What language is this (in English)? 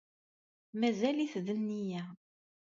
Kabyle